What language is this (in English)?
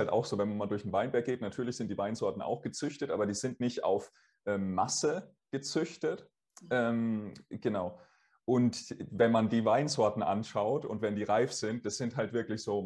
German